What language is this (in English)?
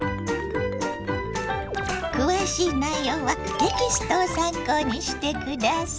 Japanese